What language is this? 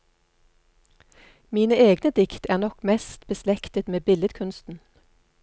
Norwegian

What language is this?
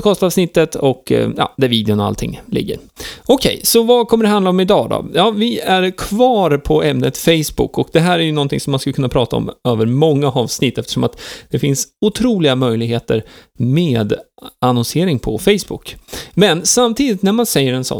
Swedish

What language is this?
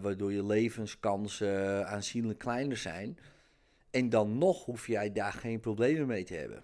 Dutch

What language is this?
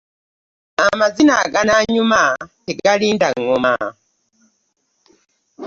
Ganda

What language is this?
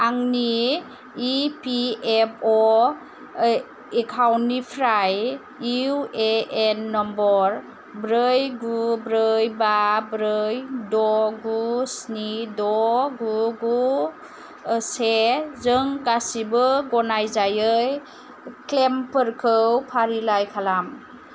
Bodo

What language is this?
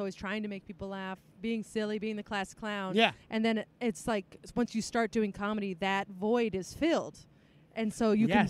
English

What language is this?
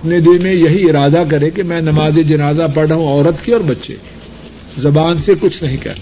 Urdu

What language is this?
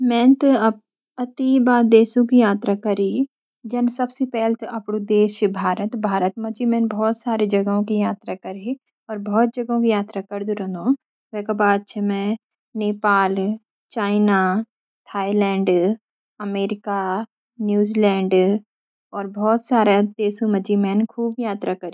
Garhwali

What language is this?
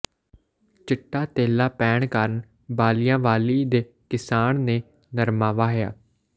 Punjabi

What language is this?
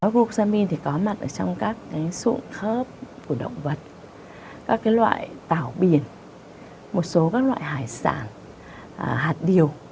Vietnamese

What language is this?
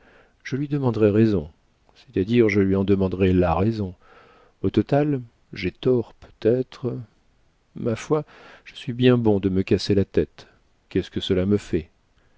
French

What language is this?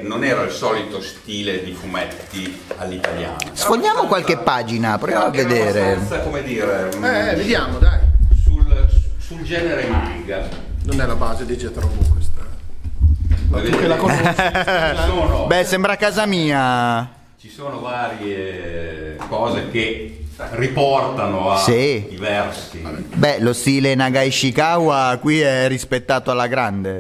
Italian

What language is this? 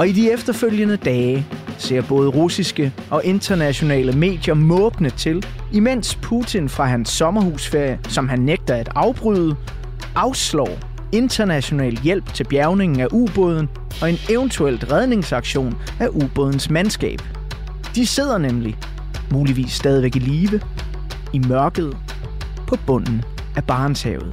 Danish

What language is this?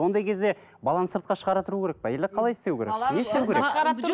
Kazakh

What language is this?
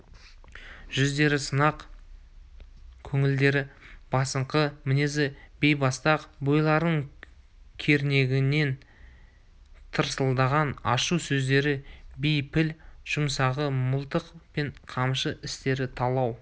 Kazakh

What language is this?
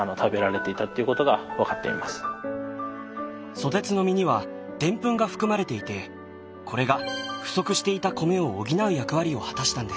Japanese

